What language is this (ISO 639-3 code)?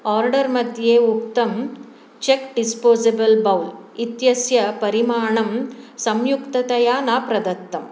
san